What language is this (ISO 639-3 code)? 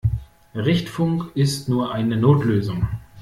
deu